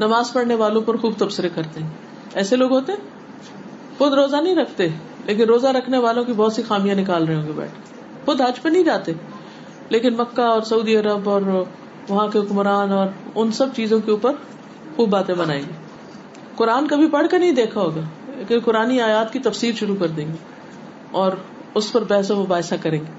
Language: Urdu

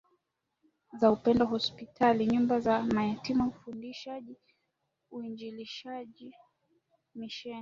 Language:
Swahili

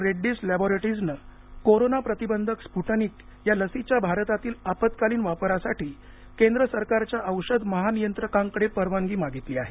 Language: Marathi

